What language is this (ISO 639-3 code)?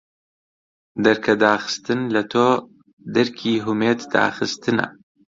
ckb